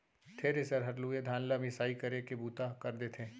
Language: Chhattisgarhi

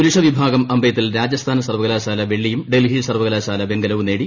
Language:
Malayalam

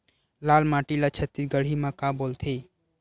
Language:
Chhattisgarhi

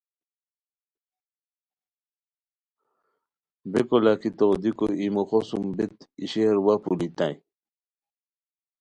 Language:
Khowar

